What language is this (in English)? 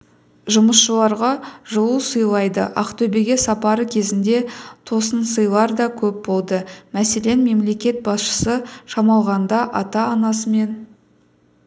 Kazakh